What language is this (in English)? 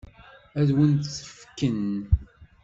Kabyle